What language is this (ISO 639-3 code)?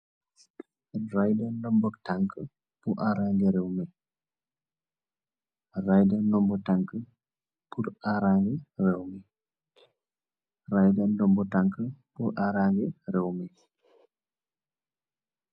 wol